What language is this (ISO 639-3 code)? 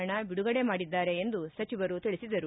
kan